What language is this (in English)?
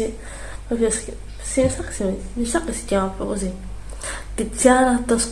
Italian